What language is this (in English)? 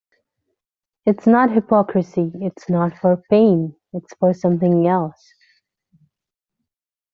English